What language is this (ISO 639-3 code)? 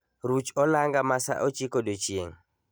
luo